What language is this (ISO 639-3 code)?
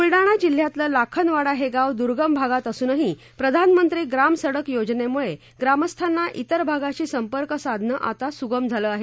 mar